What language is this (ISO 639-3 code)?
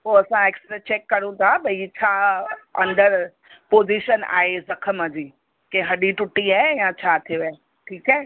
snd